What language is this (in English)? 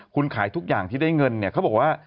Thai